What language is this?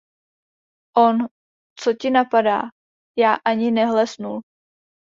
Czech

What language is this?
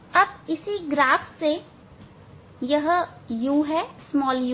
Hindi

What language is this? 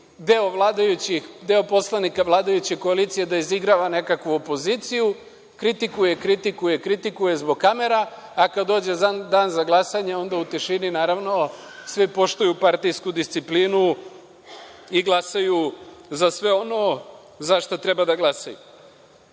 Serbian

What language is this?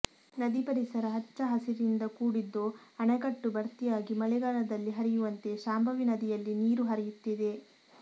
Kannada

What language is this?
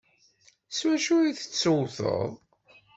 Kabyle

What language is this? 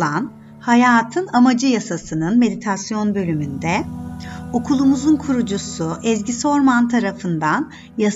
Turkish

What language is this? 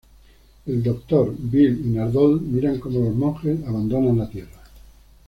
Spanish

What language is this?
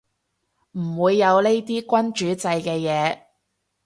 Cantonese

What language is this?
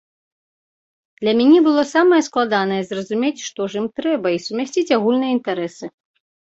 Belarusian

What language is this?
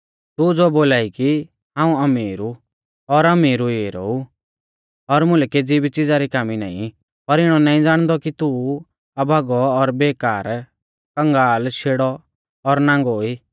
Mahasu Pahari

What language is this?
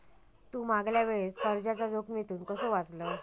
Marathi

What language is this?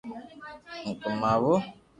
Loarki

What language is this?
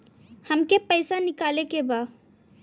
Bhojpuri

